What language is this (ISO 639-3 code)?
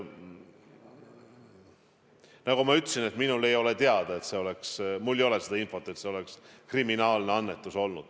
est